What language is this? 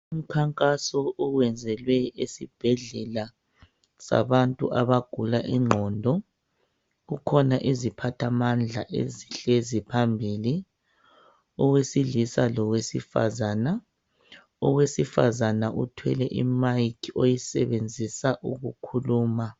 North Ndebele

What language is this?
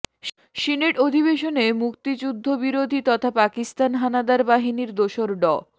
Bangla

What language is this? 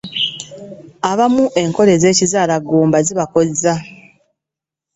Ganda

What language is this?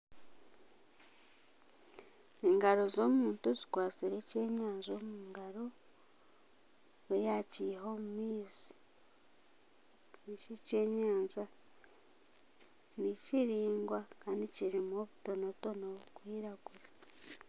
Nyankole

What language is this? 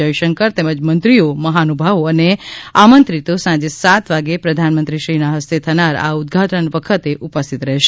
Gujarati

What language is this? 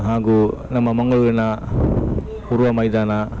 Kannada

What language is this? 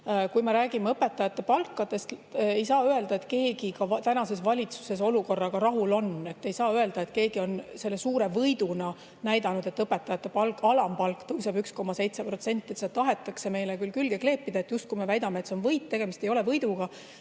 Estonian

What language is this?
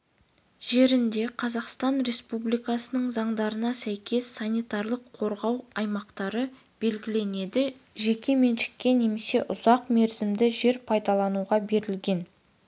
Kazakh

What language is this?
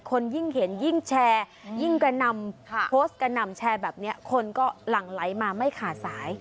Thai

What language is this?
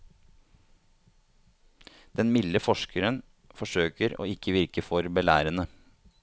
Norwegian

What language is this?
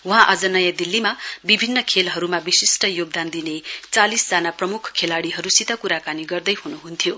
Nepali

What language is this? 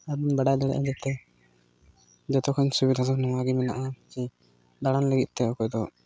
Santali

